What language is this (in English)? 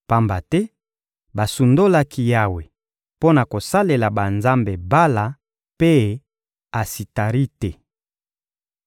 Lingala